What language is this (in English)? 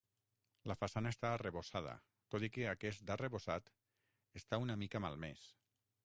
Catalan